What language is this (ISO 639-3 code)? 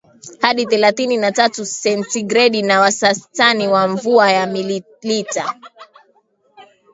swa